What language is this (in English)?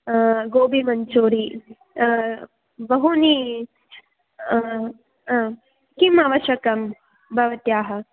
Sanskrit